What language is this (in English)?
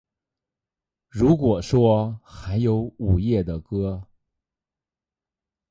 Chinese